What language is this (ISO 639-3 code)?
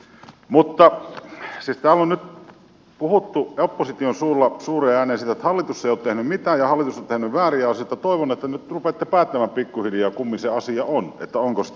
fin